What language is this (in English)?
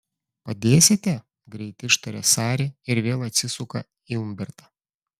Lithuanian